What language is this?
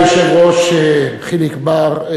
Hebrew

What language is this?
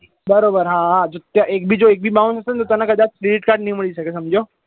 Gujarati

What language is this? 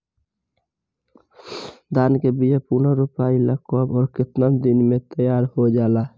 Bhojpuri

